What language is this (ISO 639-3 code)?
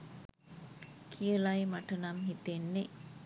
sin